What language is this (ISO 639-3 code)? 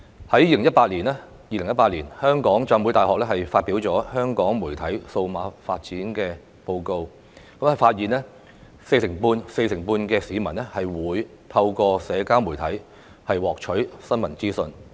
yue